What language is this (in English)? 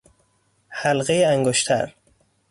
Persian